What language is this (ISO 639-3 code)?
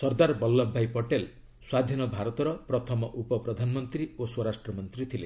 ori